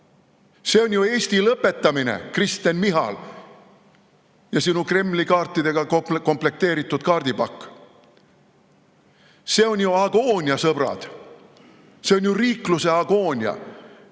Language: Estonian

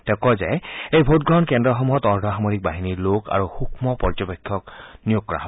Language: Assamese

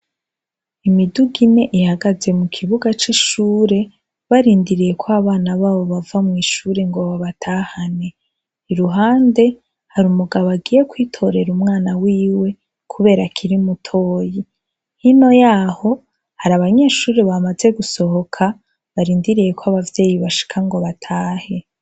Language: Rundi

